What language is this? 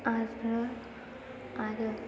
Bodo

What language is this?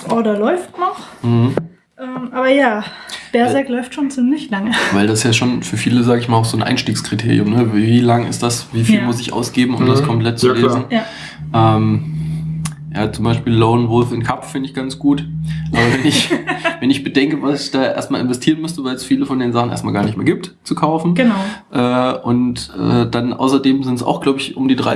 German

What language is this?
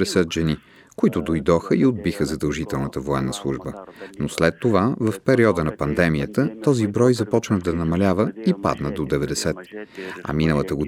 Bulgarian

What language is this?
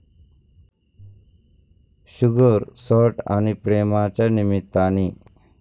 Marathi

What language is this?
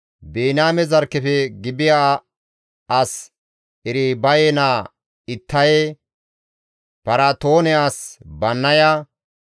Gamo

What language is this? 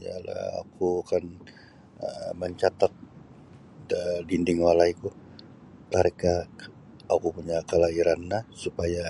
Sabah Bisaya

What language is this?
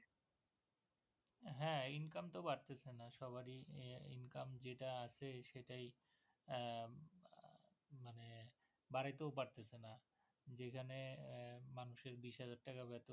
Bangla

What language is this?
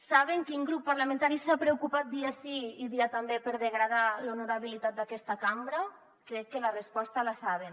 Catalan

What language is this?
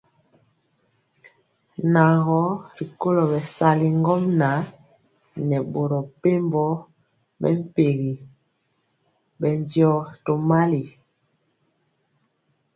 Mpiemo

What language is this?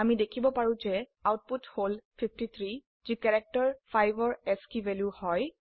Assamese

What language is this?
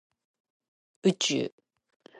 Japanese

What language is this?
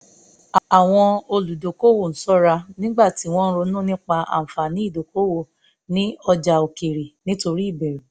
Yoruba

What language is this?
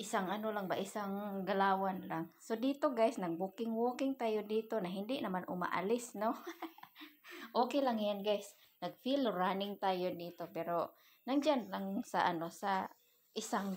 Filipino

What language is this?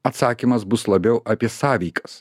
Lithuanian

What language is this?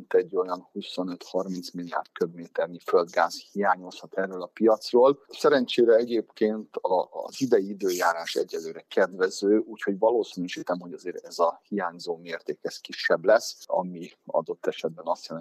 Hungarian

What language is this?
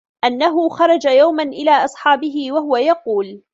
Arabic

